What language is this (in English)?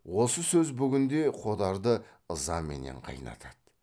Kazakh